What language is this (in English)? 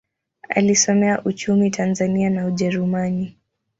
Swahili